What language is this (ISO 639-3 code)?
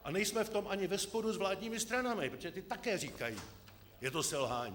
ces